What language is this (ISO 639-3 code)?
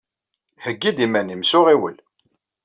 kab